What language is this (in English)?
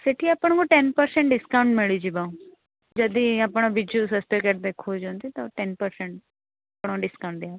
Odia